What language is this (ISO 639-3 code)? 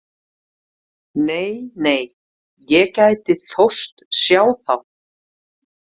isl